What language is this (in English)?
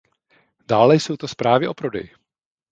Czech